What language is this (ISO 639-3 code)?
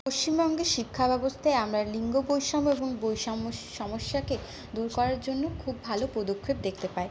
ben